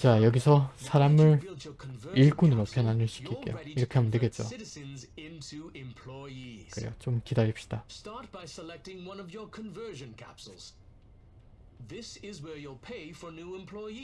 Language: Korean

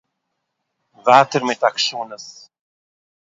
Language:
Yiddish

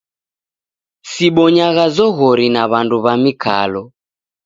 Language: Taita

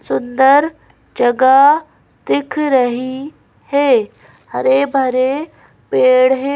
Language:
Hindi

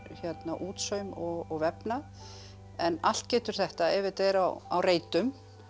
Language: Icelandic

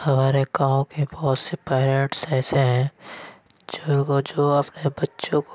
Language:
Urdu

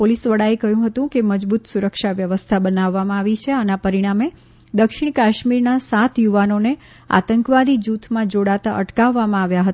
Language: Gujarati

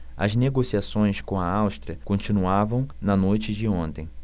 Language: Portuguese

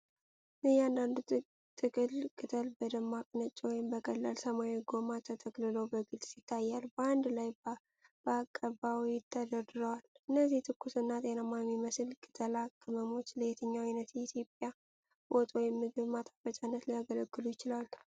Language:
Amharic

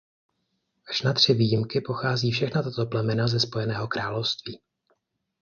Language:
Czech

